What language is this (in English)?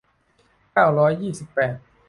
Thai